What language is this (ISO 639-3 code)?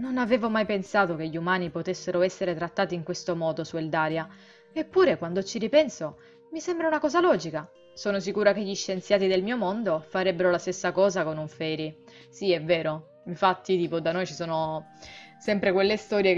ita